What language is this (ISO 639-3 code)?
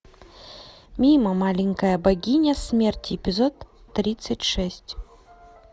rus